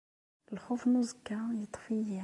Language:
Kabyle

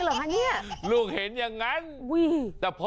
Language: Thai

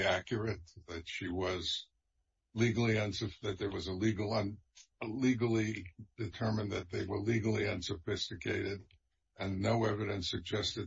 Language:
English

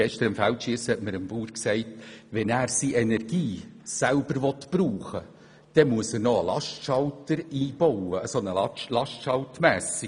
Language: Swiss German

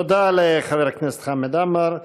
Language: Hebrew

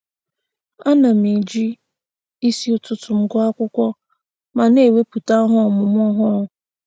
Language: Igbo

